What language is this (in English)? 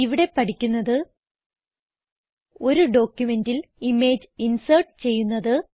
Malayalam